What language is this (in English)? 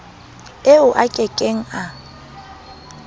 Southern Sotho